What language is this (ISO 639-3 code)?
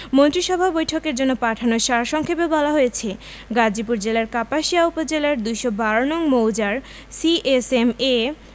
ben